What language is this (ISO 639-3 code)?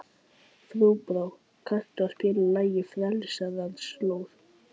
isl